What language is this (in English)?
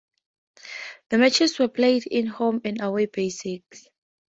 English